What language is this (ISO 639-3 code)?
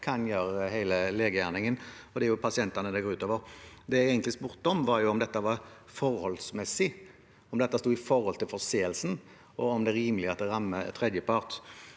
nor